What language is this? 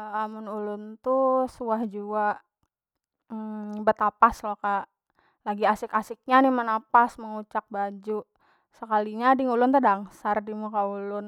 Banjar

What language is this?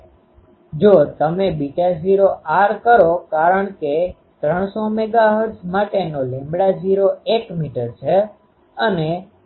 Gujarati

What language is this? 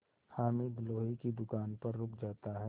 Hindi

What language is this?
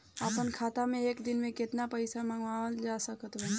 Bhojpuri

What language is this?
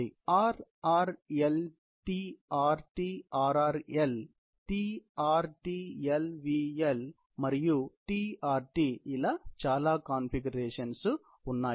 Telugu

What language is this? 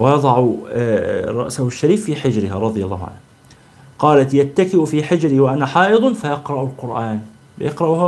Arabic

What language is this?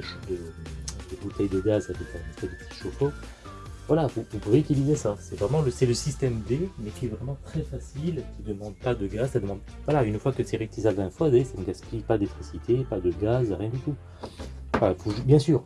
French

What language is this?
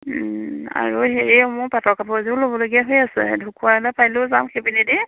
Assamese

